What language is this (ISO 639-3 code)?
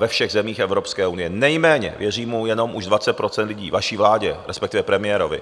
ces